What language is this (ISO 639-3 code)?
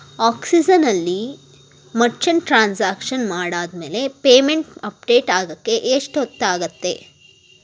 kan